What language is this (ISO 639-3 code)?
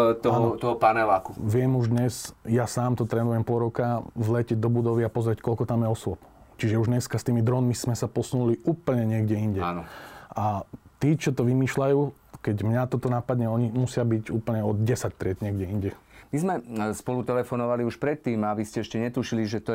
slk